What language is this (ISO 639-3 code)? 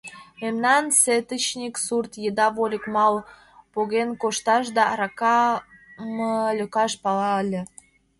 chm